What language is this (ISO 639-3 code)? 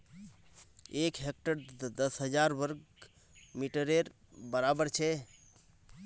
mag